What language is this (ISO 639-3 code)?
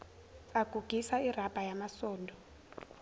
zul